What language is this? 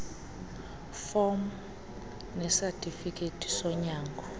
Xhosa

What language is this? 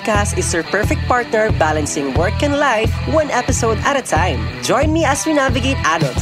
Filipino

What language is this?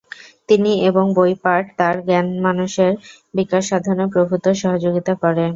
Bangla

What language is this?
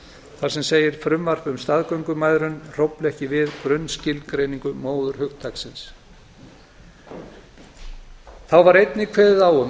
Icelandic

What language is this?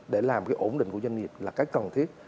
Vietnamese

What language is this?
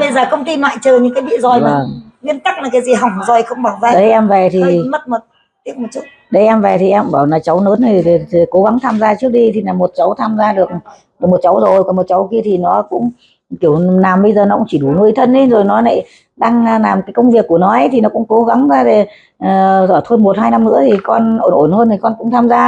Vietnamese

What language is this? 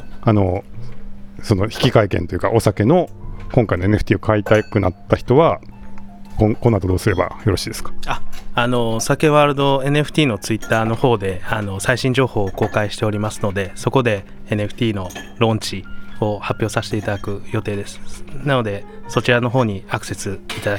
Japanese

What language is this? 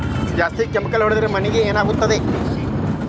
Kannada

